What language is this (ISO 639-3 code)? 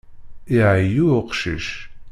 kab